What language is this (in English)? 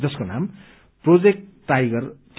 Nepali